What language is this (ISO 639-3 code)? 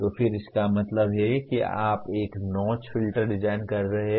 hin